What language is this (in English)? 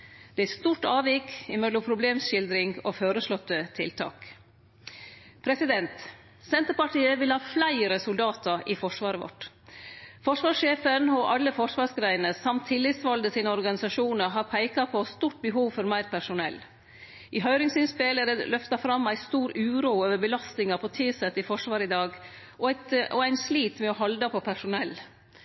Norwegian Nynorsk